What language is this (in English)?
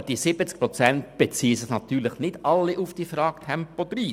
Swiss German